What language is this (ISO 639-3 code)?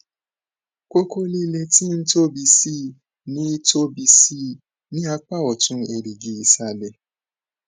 yor